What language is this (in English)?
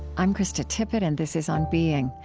English